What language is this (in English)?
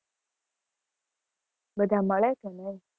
Gujarati